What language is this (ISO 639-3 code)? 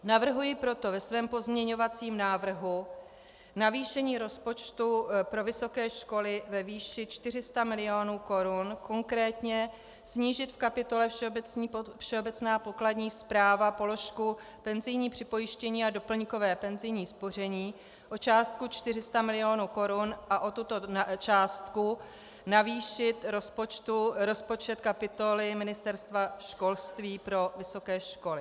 ces